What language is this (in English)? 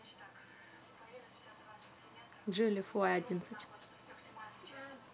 Russian